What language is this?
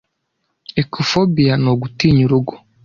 Kinyarwanda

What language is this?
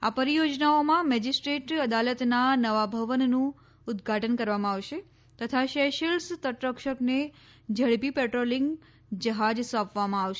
Gujarati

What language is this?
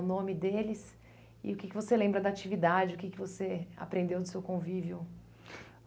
Portuguese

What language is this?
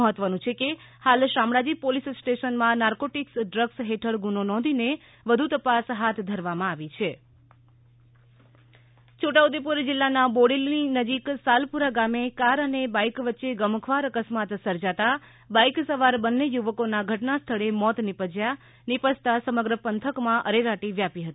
Gujarati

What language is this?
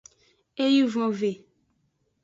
Aja (Benin)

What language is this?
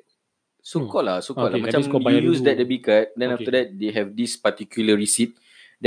Malay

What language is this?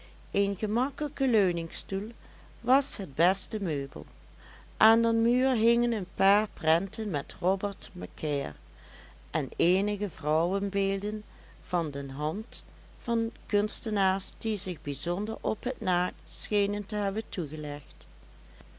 Dutch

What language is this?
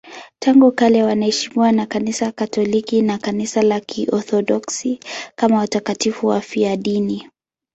Swahili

